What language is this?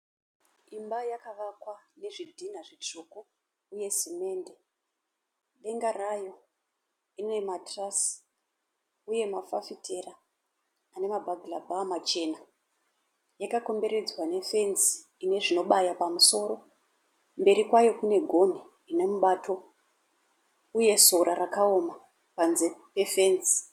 Shona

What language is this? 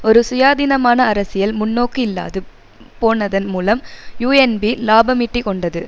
Tamil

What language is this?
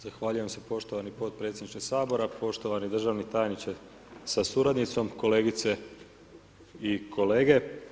Croatian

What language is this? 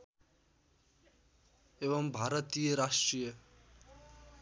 Nepali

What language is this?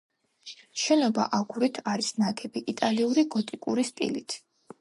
Georgian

